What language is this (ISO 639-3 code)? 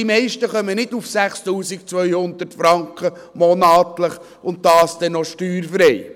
gsw